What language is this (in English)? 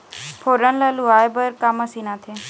Chhattisgarhi